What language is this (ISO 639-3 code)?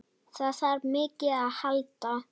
isl